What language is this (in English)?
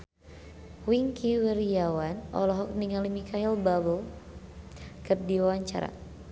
Sundanese